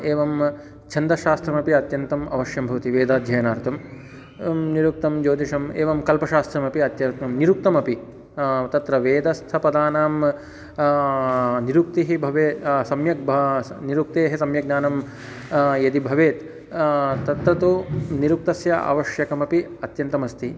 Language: Sanskrit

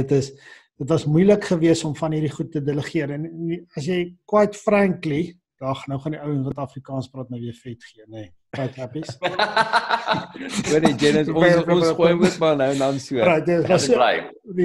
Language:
Dutch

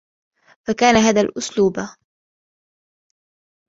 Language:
Arabic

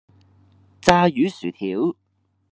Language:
Cantonese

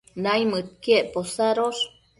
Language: Matsés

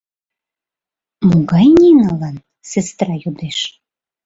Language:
Mari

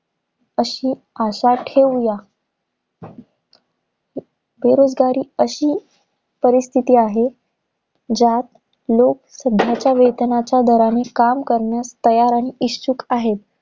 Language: Marathi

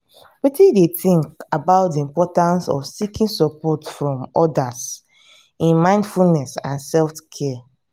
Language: Nigerian Pidgin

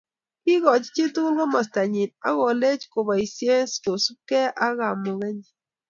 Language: Kalenjin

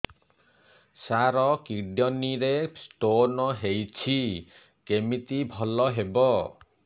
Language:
Odia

